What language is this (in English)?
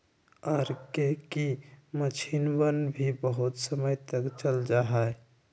Magahi